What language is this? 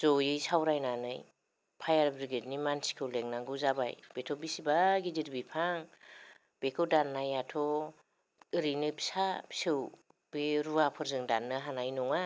Bodo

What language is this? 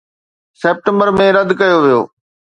Sindhi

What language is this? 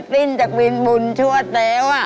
Thai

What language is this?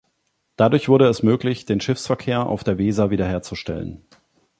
German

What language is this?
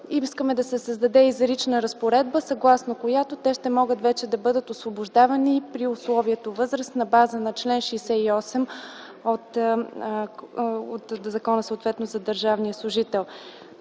Bulgarian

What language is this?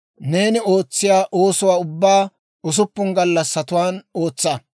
Dawro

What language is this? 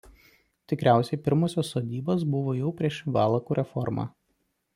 Lithuanian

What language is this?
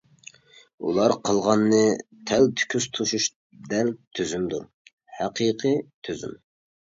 Uyghur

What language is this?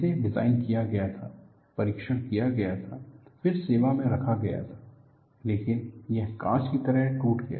Hindi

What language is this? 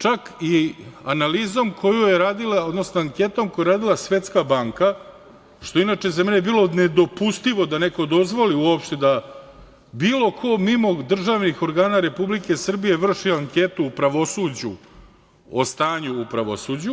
Serbian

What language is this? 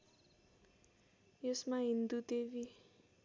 Nepali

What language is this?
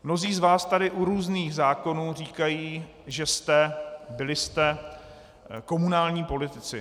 Czech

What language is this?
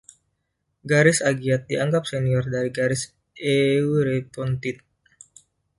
Indonesian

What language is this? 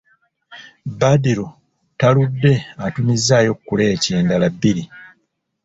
Ganda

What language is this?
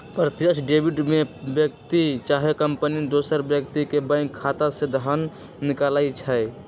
Magahi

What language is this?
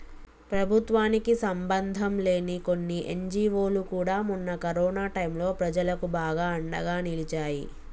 Telugu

